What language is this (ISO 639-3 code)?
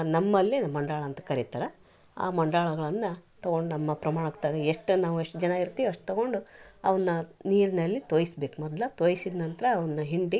kan